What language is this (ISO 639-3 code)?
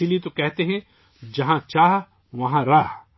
urd